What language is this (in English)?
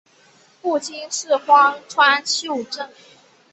Chinese